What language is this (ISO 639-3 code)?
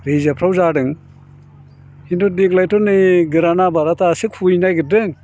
brx